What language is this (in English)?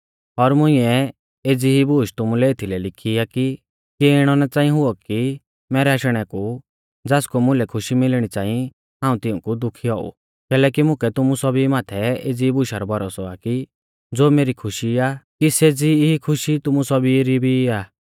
Mahasu Pahari